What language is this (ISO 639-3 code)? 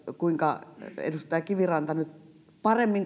fin